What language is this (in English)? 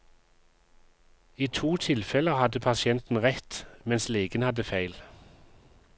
Norwegian